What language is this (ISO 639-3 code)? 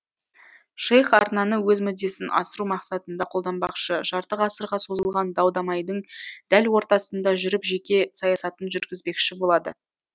kaz